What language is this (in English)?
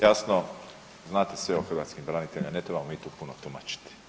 Croatian